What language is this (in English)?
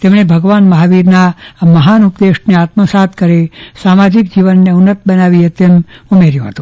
Gujarati